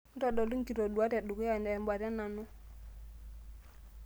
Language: Masai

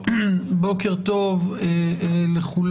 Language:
Hebrew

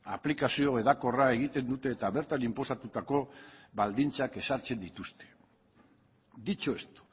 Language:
Basque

